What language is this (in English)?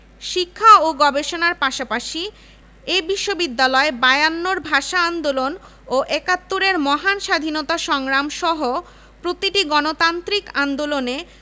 Bangla